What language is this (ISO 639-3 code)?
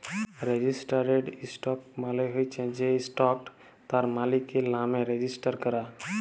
ben